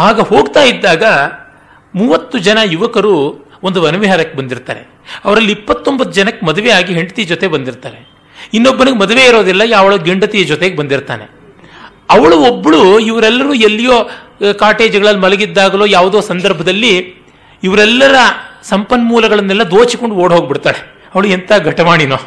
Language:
Kannada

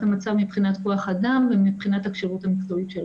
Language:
Hebrew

